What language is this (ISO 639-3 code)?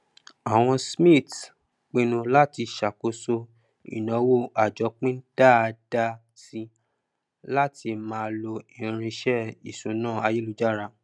yor